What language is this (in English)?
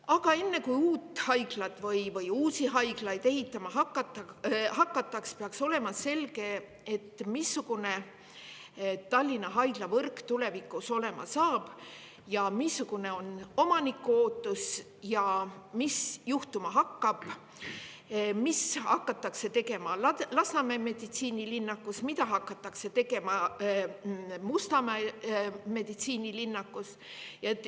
Estonian